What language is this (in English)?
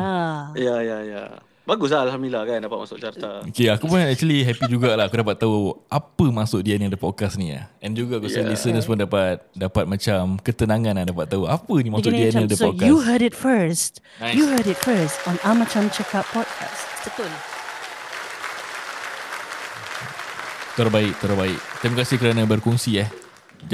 Malay